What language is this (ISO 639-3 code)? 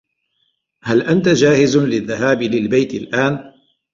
ara